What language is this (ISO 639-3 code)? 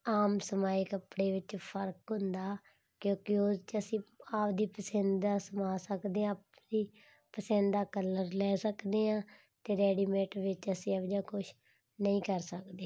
pan